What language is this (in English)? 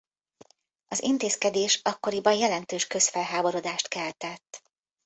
Hungarian